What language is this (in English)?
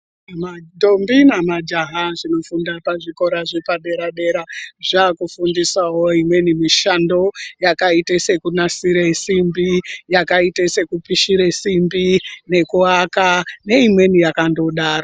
Ndau